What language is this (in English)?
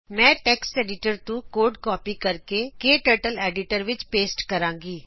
Punjabi